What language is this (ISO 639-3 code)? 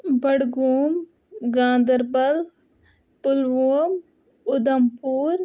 kas